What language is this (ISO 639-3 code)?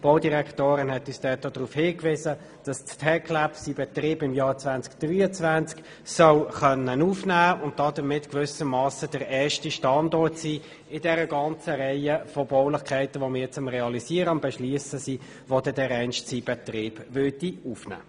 gsw